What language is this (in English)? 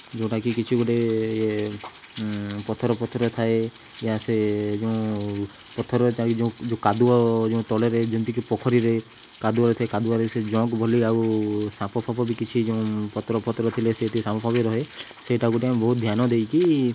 Odia